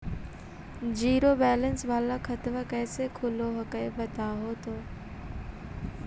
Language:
Magahi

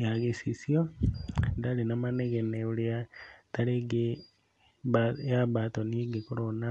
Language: Kikuyu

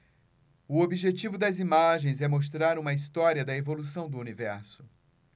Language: Portuguese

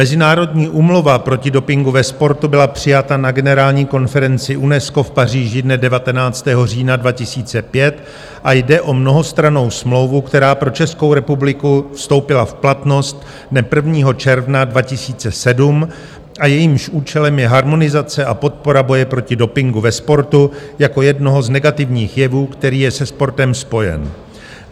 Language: Czech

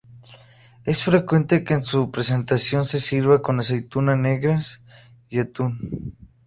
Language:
Spanish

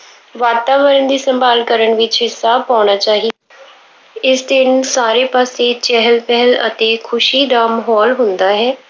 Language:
Punjabi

